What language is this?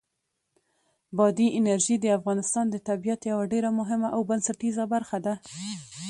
Pashto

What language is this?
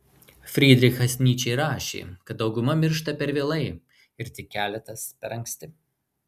Lithuanian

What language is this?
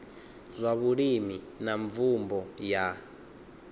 Venda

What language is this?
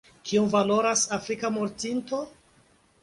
Esperanto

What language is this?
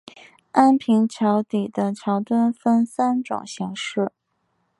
Chinese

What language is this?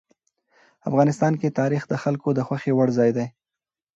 Pashto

